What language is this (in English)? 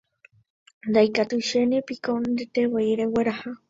Guarani